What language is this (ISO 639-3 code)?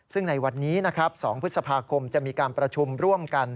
tha